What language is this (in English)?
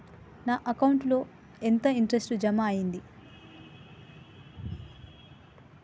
Telugu